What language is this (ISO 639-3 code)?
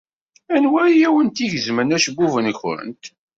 kab